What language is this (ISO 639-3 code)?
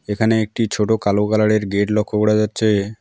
ben